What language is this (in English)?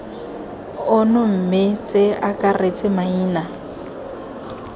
Tswana